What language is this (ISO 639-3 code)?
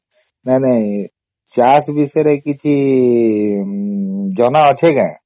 ori